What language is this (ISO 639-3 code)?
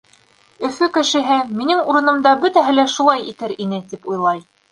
bak